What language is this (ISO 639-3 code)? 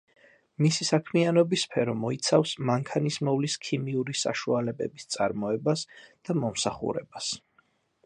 kat